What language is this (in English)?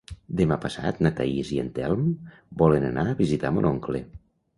Catalan